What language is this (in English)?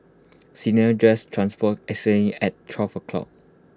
English